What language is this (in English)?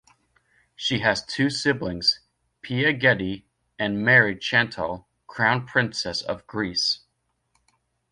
English